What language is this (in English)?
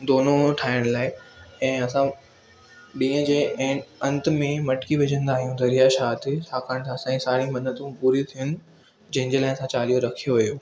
Sindhi